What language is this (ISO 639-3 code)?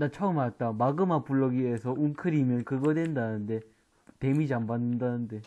kor